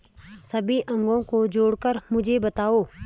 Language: Hindi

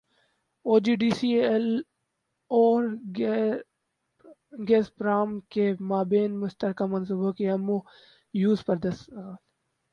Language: Urdu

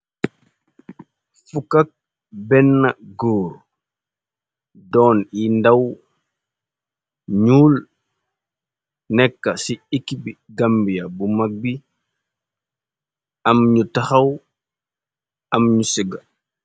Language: Wolof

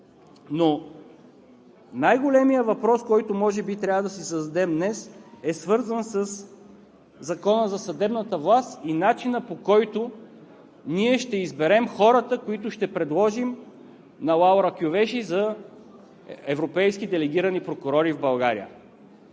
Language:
Bulgarian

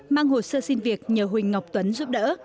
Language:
Vietnamese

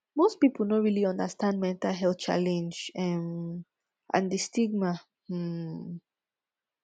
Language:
Nigerian Pidgin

